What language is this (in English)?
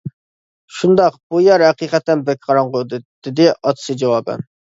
Uyghur